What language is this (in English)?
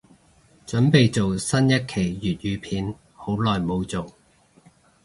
Cantonese